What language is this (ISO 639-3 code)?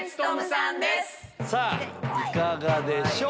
jpn